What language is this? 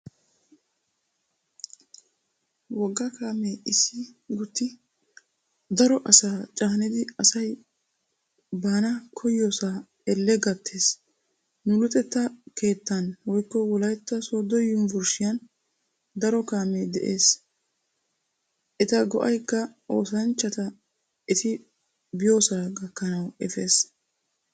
Wolaytta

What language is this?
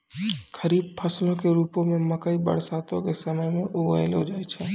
Maithili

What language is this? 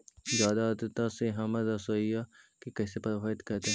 Magahi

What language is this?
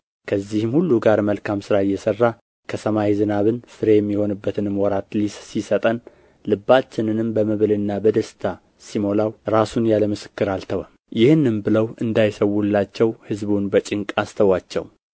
Amharic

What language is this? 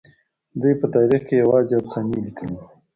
Pashto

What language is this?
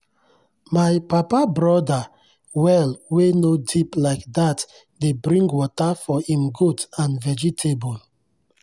Nigerian Pidgin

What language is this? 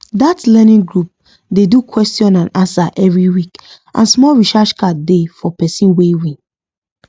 Nigerian Pidgin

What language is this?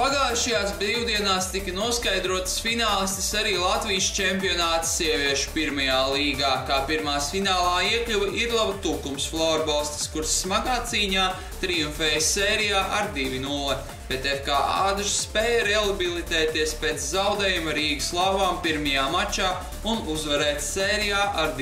Latvian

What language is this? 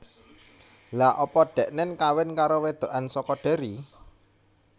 Javanese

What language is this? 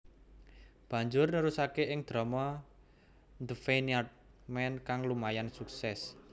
Javanese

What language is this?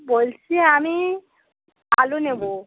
Bangla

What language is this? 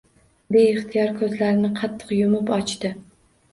Uzbek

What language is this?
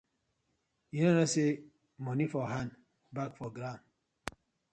Nigerian Pidgin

